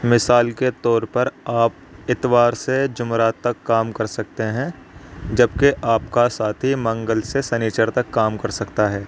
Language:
Urdu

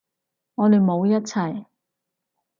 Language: Cantonese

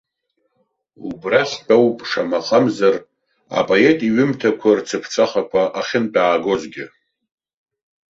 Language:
Abkhazian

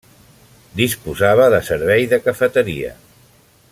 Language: Catalan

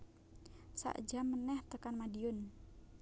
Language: Javanese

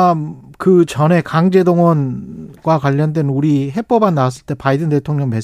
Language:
Korean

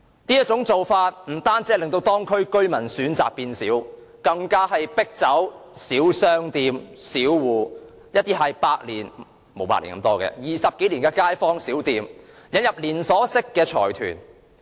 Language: Cantonese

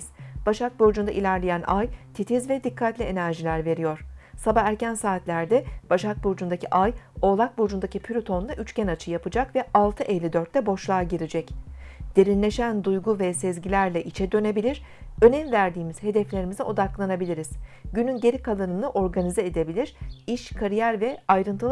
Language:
Turkish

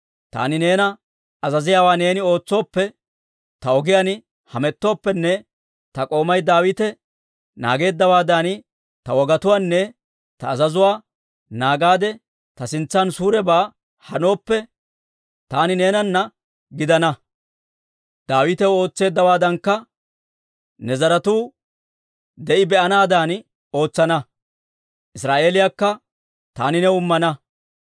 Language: Dawro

